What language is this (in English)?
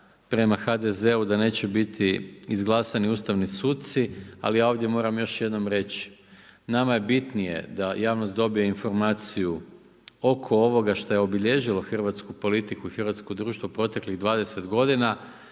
Croatian